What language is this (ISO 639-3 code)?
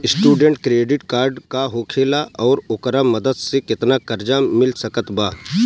bho